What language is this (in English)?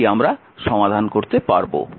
Bangla